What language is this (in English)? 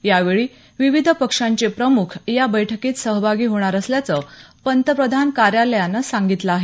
Marathi